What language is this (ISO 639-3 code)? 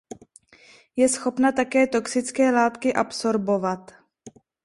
ces